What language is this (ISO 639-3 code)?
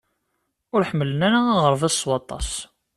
kab